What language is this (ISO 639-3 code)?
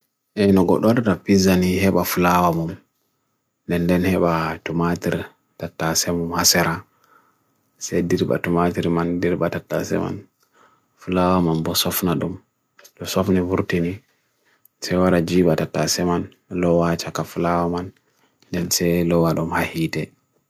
fui